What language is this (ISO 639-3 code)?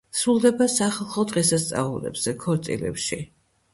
kat